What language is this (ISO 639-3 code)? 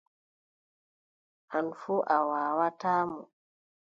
fub